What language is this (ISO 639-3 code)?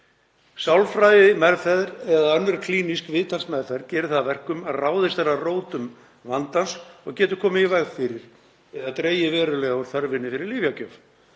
isl